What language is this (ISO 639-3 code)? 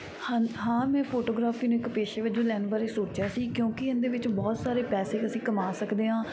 pan